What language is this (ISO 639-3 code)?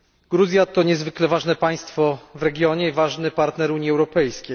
pol